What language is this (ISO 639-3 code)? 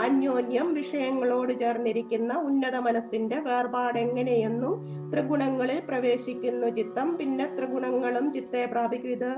mal